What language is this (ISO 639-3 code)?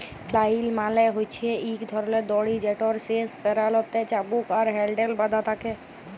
ben